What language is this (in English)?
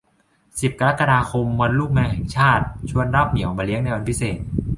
Thai